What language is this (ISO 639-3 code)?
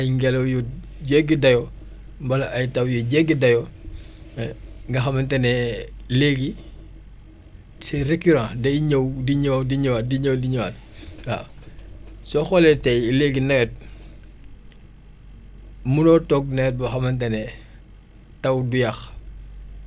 wol